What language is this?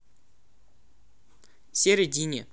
Russian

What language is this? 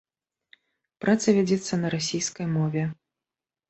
Belarusian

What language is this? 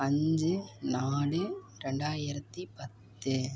Tamil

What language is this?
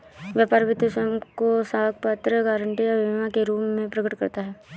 Hindi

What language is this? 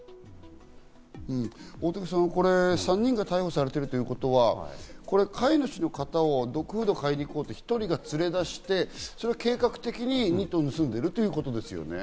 Japanese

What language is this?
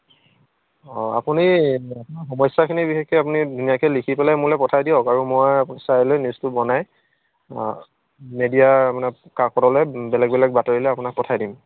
Assamese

